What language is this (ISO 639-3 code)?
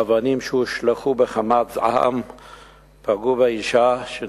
heb